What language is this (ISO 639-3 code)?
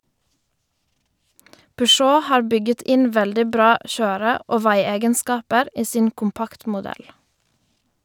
nor